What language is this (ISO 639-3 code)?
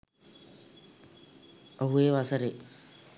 sin